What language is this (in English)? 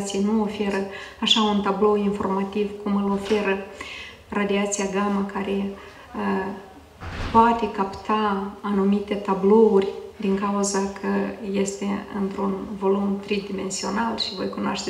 Romanian